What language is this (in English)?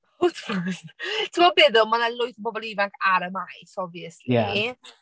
Welsh